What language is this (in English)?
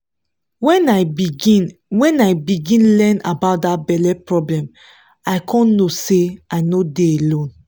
Nigerian Pidgin